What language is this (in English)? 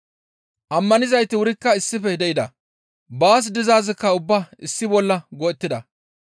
Gamo